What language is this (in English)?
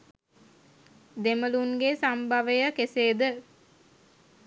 Sinhala